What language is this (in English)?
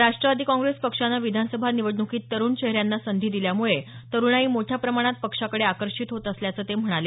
Marathi